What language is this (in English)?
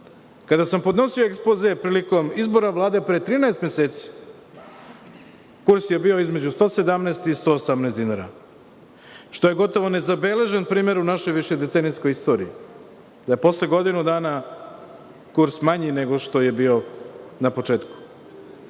Serbian